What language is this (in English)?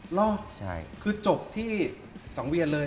Thai